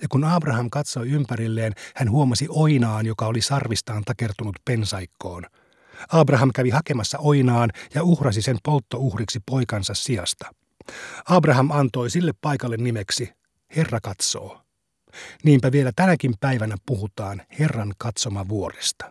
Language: Finnish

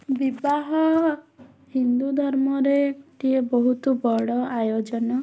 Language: Odia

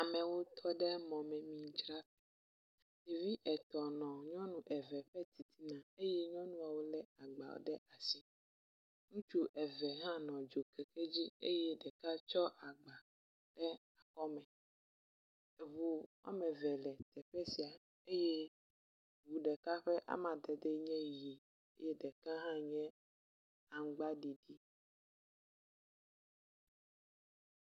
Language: Ewe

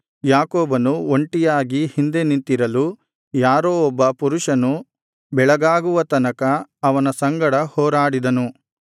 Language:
Kannada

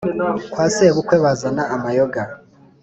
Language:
Kinyarwanda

